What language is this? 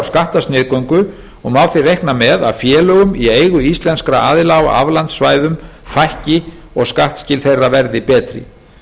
Icelandic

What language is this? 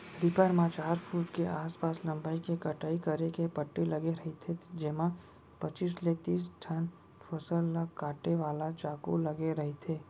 Chhattisgarhi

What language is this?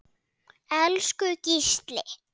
Icelandic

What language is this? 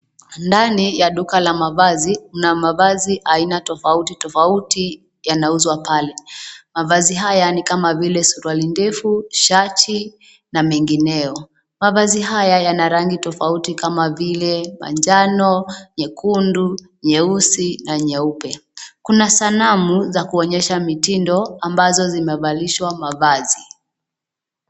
Swahili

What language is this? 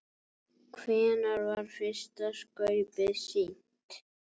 Icelandic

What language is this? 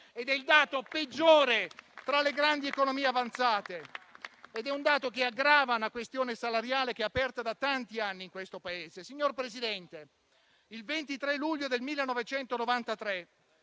Italian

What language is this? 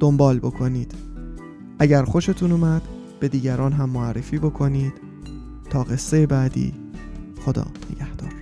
Persian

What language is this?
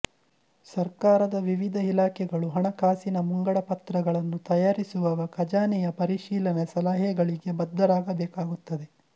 Kannada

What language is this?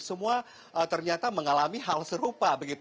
Indonesian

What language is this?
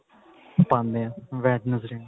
Punjabi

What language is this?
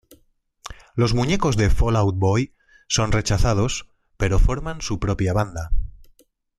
Spanish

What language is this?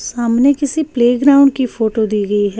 Hindi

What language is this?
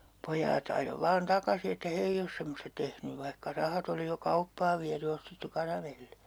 Finnish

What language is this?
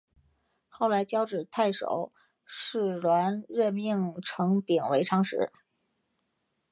Chinese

